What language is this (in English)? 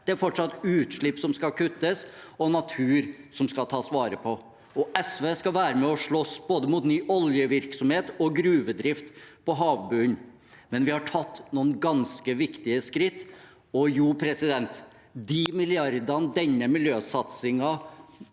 Norwegian